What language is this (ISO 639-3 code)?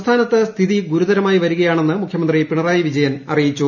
mal